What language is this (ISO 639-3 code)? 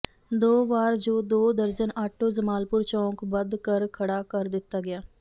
pan